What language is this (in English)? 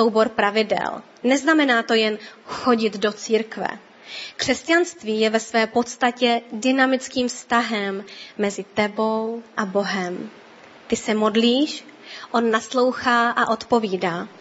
Czech